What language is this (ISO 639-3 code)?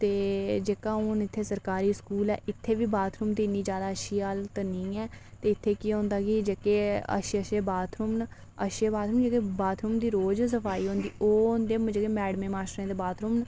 doi